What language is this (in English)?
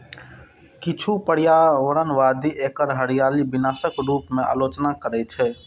Maithili